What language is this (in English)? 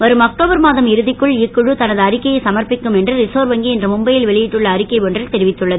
Tamil